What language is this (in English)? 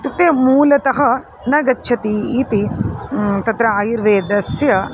Sanskrit